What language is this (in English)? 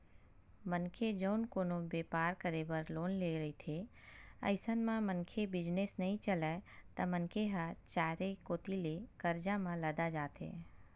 Chhattisgarhi